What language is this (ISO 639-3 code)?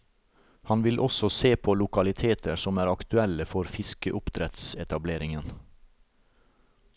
nor